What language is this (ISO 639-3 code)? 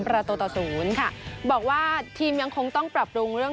tha